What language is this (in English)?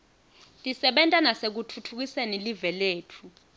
Swati